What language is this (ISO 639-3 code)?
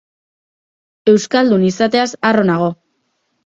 eus